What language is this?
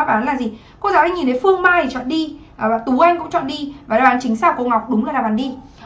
Vietnamese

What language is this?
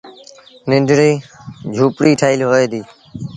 Sindhi Bhil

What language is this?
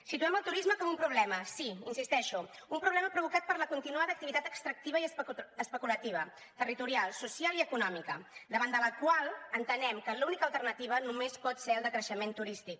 Catalan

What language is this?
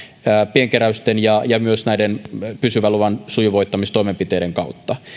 Finnish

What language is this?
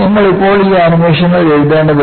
Malayalam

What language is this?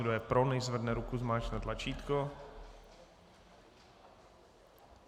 Czech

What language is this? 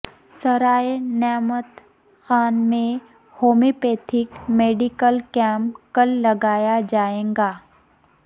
Urdu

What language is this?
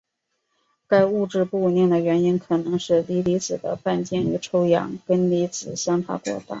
Chinese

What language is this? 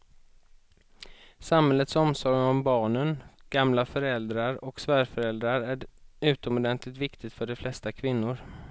Swedish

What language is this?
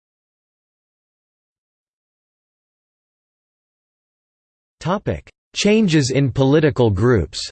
English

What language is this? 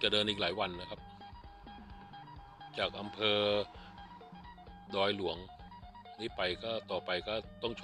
Thai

